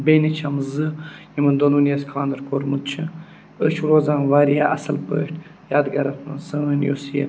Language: Kashmiri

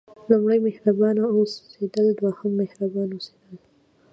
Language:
Pashto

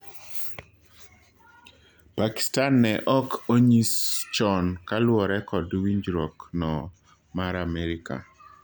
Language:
Luo (Kenya and Tanzania)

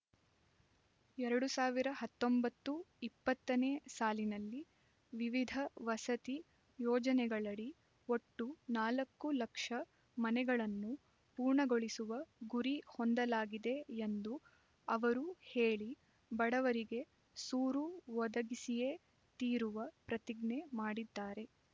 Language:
Kannada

